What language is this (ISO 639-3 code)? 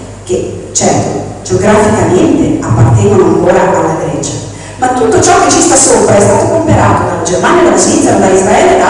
ita